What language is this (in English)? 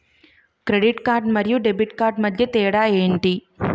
Telugu